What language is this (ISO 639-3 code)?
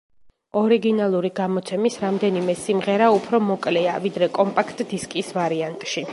kat